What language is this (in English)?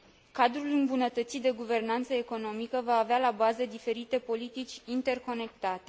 Romanian